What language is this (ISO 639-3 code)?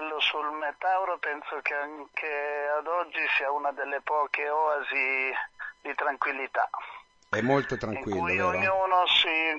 ita